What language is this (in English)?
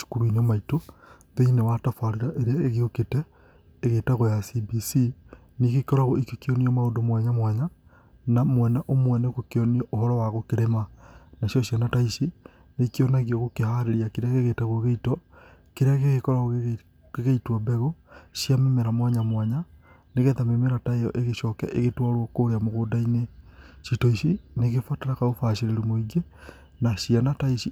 Kikuyu